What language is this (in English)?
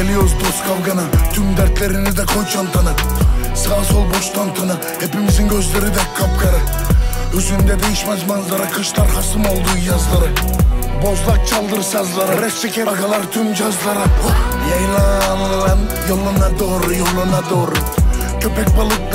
Turkish